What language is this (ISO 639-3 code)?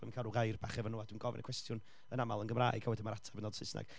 cym